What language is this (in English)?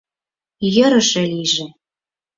Mari